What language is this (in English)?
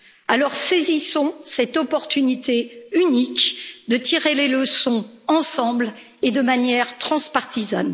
French